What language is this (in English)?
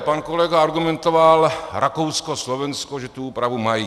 Czech